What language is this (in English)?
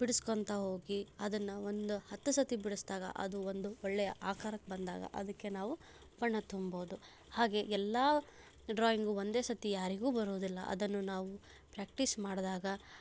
Kannada